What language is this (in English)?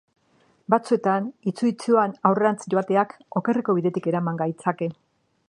Basque